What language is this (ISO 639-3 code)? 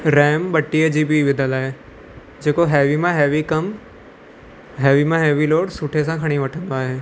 snd